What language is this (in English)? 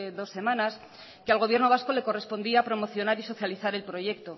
Spanish